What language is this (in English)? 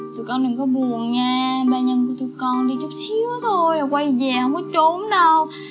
Vietnamese